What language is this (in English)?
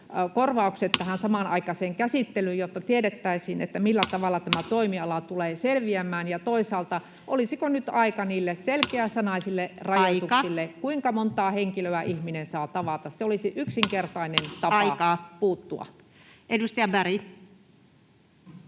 Finnish